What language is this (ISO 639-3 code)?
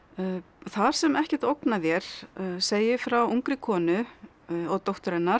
isl